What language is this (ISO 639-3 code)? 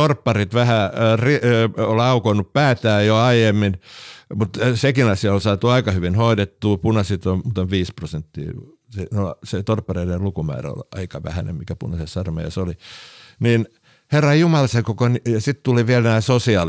fin